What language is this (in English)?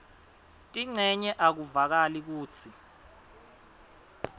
Swati